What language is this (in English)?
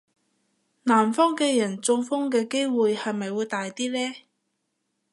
Cantonese